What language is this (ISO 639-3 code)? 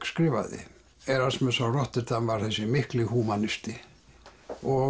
isl